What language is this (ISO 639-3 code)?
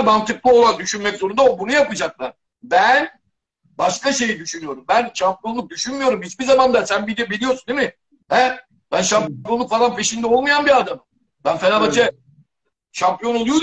tur